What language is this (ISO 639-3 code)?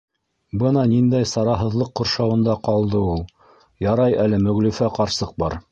bak